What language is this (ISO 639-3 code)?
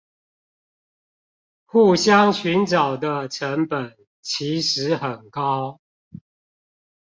zho